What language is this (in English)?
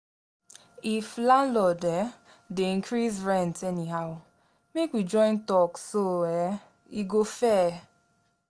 Nigerian Pidgin